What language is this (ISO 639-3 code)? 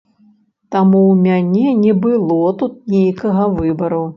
bel